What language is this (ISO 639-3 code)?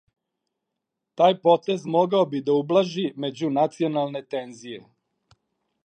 srp